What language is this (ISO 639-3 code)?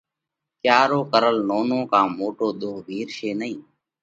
kvx